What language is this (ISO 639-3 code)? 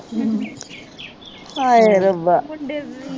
pan